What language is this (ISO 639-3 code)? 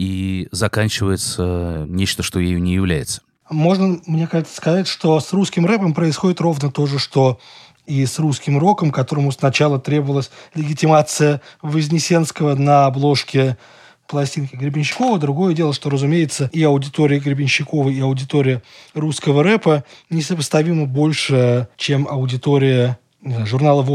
rus